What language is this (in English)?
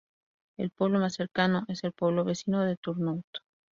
Spanish